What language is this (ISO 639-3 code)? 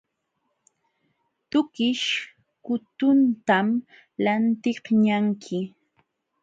qxw